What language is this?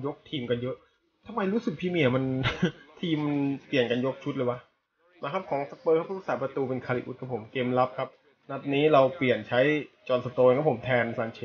Thai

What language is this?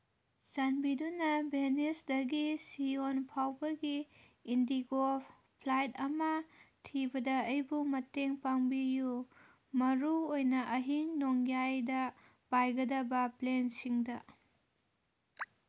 Manipuri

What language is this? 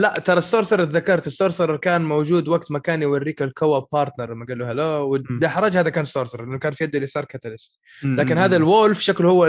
Arabic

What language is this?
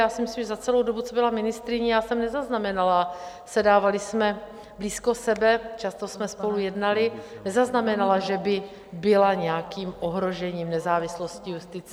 Czech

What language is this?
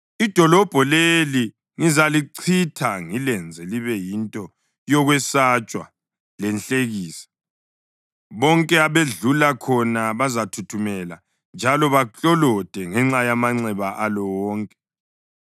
North Ndebele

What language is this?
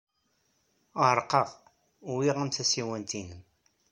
Kabyle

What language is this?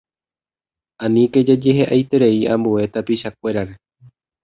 Guarani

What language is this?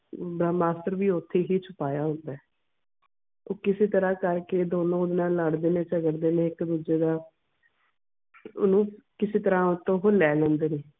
Punjabi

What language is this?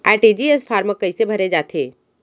Chhattisgarhi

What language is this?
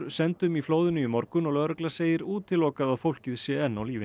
Icelandic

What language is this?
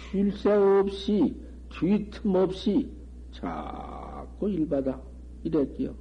Korean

